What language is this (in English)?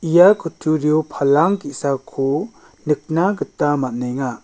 Garo